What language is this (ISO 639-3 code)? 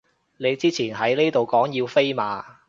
yue